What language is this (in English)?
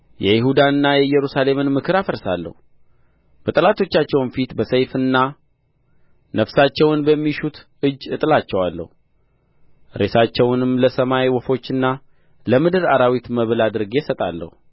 Amharic